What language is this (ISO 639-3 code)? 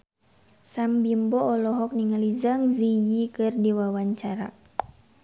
sun